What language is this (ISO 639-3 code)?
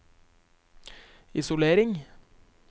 nor